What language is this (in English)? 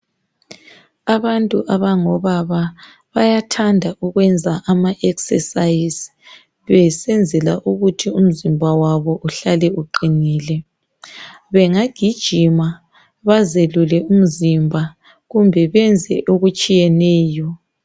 North Ndebele